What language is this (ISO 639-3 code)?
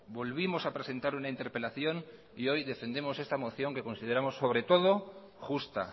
spa